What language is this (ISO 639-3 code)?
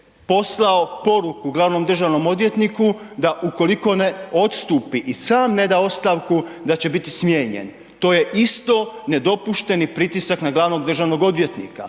hrv